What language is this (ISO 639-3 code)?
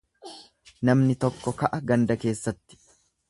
orm